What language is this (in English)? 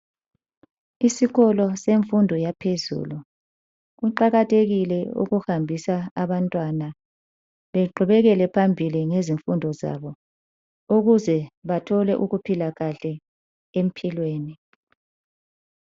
North Ndebele